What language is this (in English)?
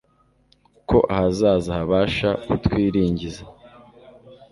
Kinyarwanda